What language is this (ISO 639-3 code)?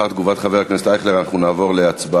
heb